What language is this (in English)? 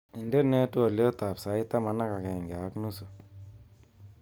Kalenjin